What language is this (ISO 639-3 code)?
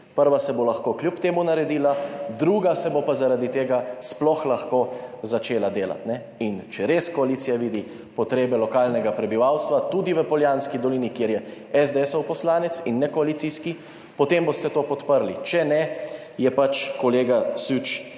slv